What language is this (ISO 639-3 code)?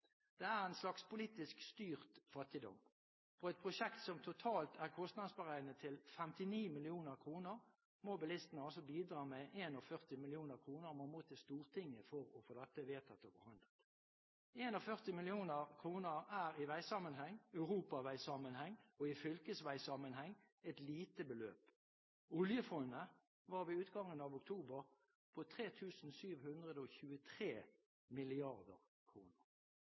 nob